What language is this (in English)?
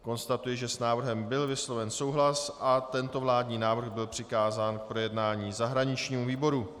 Czech